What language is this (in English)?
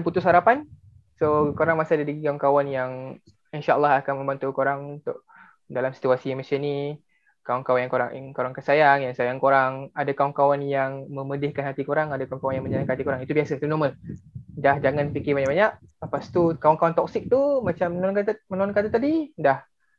Malay